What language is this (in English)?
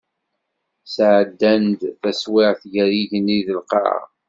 Kabyle